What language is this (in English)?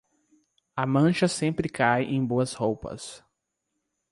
Portuguese